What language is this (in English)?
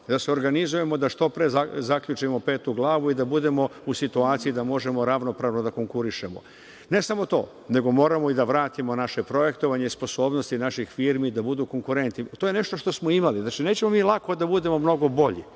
Serbian